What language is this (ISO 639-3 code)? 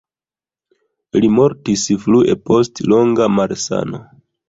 epo